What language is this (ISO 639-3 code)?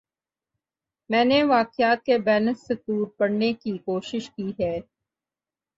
urd